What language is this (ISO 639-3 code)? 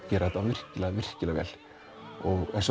isl